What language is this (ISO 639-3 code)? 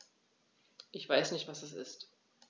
deu